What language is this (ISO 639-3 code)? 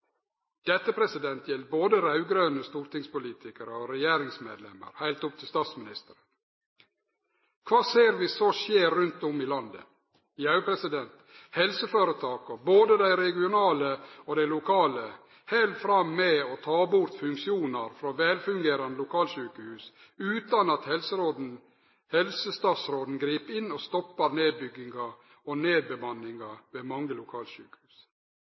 nno